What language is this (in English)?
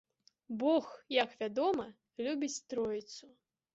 Belarusian